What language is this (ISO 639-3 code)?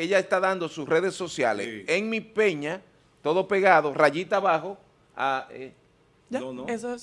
spa